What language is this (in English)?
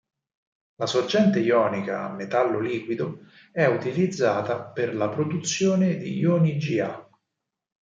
Italian